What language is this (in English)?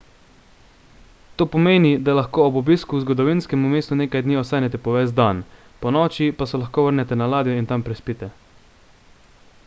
Slovenian